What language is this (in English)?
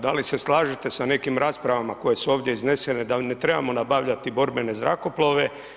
Croatian